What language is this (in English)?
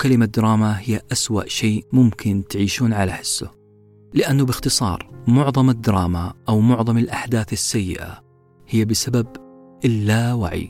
Arabic